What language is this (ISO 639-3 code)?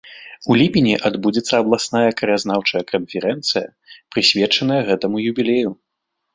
bel